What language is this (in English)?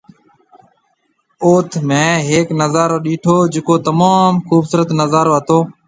Marwari (Pakistan)